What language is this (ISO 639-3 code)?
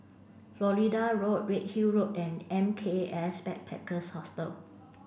eng